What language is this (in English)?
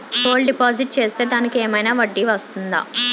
Telugu